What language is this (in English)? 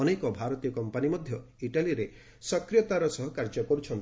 Odia